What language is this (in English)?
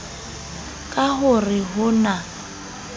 Southern Sotho